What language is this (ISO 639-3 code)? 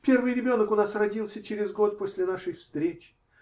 rus